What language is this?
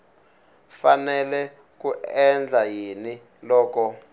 Tsonga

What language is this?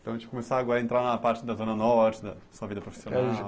Portuguese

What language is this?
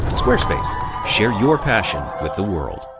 English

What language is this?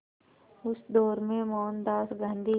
Hindi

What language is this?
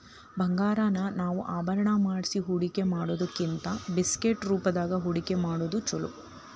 Kannada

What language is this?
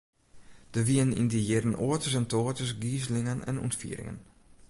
Western Frisian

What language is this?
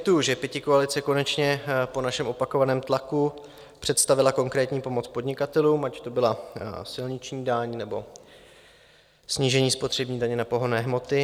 Czech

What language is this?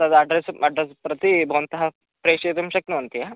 Sanskrit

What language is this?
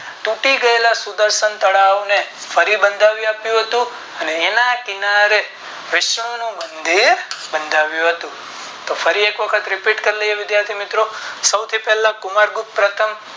Gujarati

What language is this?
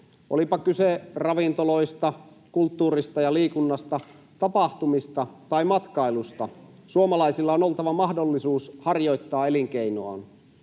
Finnish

